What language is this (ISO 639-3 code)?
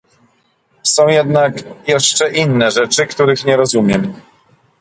pol